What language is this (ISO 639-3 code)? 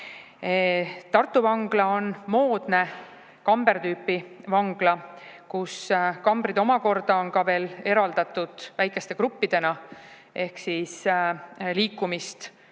est